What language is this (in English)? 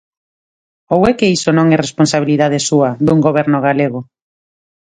Galician